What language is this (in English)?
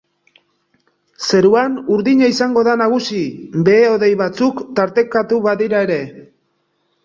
Basque